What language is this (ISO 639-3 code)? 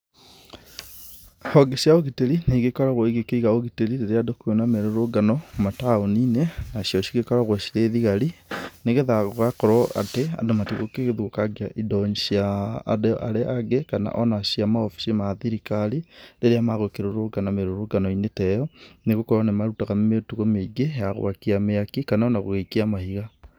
kik